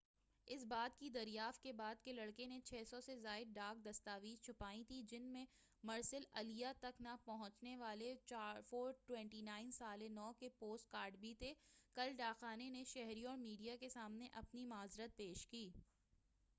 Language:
Urdu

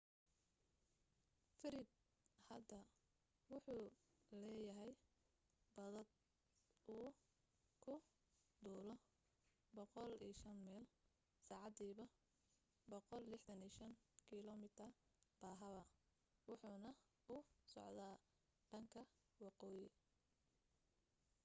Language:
Somali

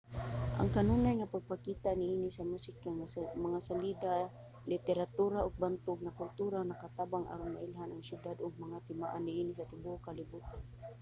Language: Cebuano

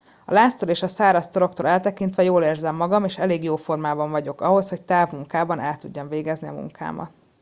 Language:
Hungarian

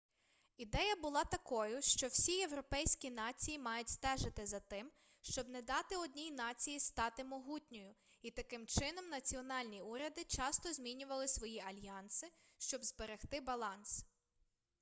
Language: Ukrainian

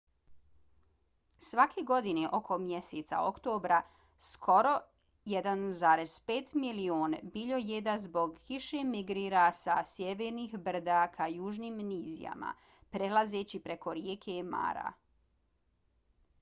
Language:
Bosnian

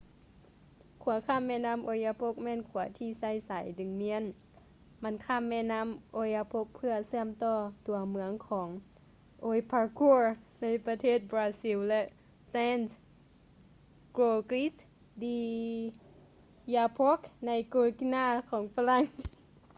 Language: Lao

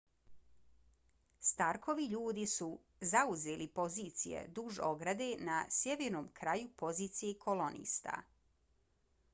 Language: Bosnian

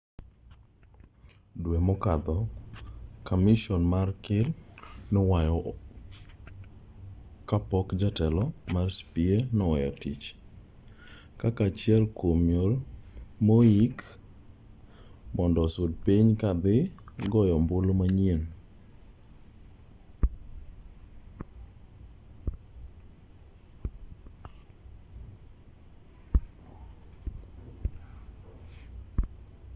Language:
Luo (Kenya and Tanzania)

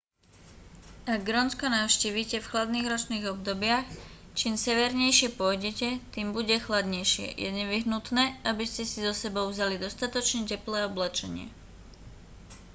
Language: Slovak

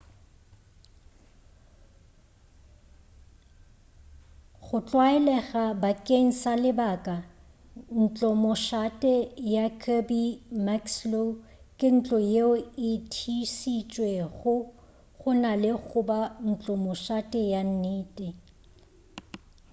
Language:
Northern Sotho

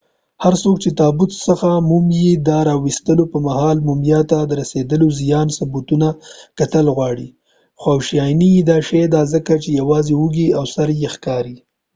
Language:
Pashto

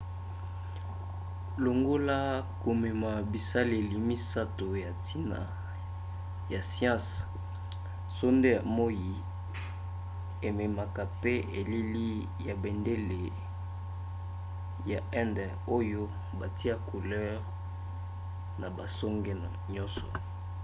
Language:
Lingala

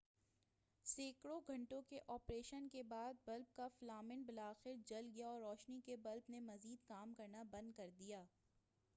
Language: Urdu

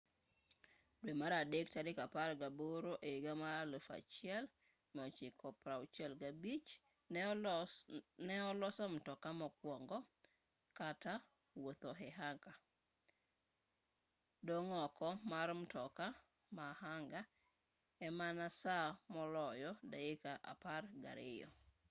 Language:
Luo (Kenya and Tanzania)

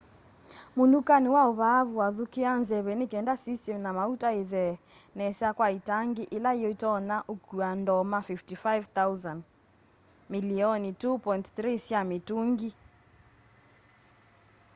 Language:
Kamba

